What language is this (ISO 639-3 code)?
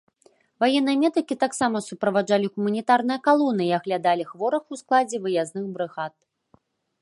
bel